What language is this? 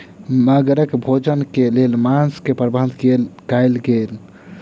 Maithili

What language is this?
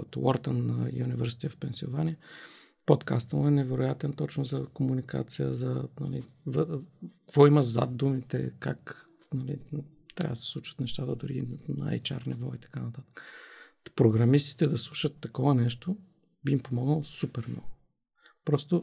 Bulgarian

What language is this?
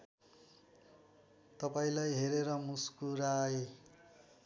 Nepali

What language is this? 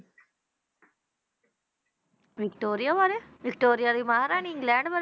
Punjabi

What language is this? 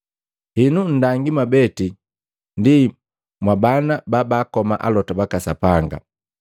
Matengo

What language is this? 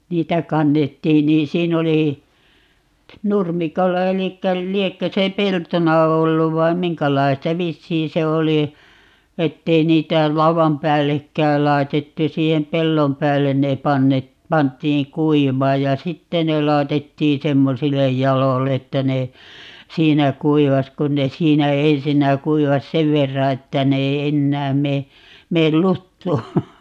Finnish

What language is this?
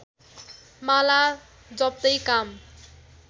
Nepali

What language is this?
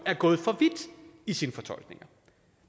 Danish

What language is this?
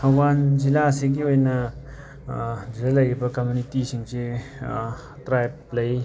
Manipuri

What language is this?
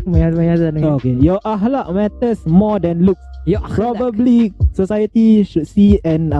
Malay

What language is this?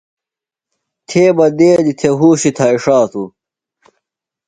Phalura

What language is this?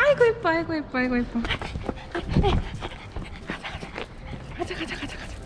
Korean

